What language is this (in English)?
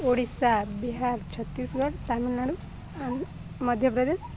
Odia